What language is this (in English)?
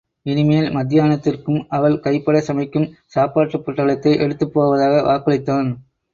Tamil